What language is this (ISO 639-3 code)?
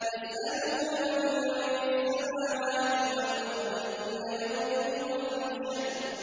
ara